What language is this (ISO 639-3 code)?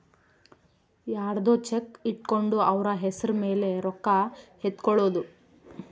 kan